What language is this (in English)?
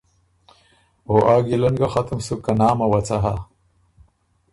Ormuri